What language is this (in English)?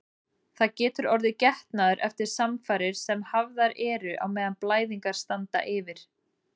Icelandic